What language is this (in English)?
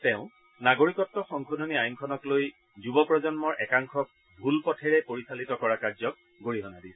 Assamese